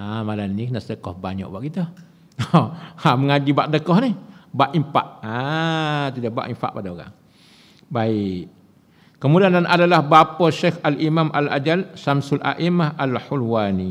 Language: Malay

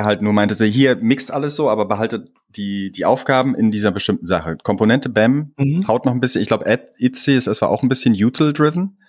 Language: German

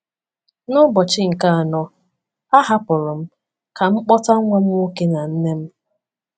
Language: Igbo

